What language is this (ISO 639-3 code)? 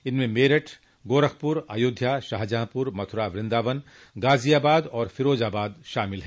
hin